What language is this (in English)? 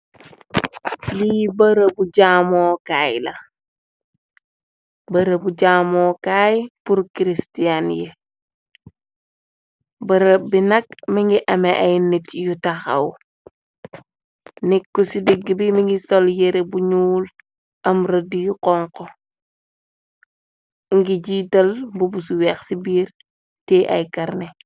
Wolof